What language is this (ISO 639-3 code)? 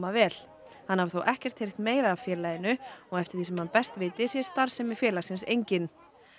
isl